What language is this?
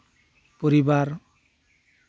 Santali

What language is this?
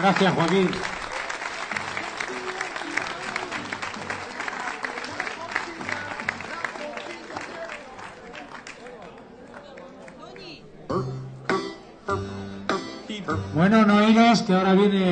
Spanish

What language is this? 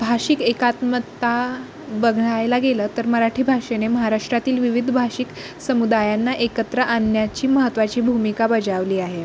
Marathi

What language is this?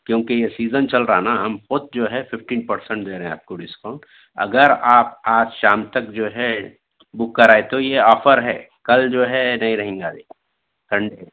Urdu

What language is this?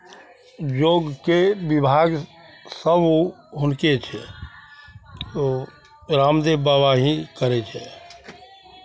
Maithili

